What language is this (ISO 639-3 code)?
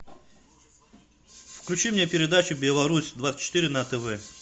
rus